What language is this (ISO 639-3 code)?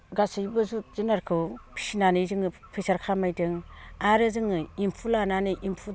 brx